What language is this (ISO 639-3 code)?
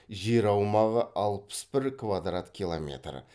kaz